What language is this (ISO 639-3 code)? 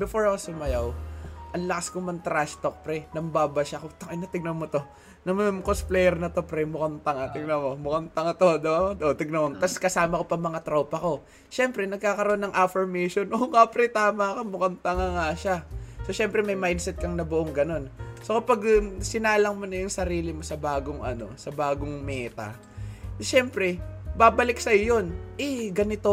fil